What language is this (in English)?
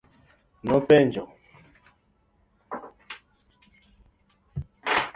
Luo (Kenya and Tanzania)